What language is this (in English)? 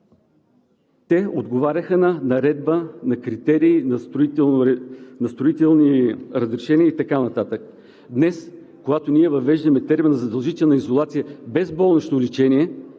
Bulgarian